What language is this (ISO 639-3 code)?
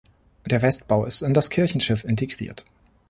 deu